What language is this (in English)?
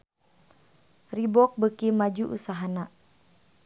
Sundanese